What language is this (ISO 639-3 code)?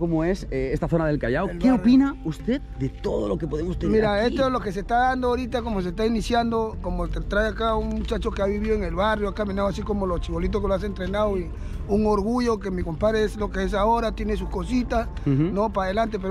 spa